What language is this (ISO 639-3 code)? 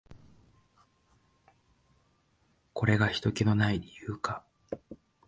jpn